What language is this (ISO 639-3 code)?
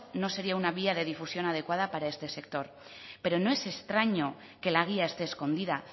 spa